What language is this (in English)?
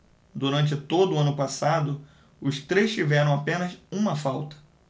Portuguese